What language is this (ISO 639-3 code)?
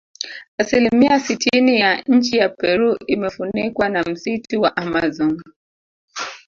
swa